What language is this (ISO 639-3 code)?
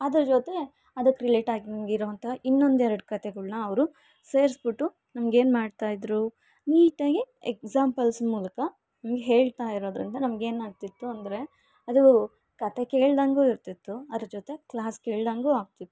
kan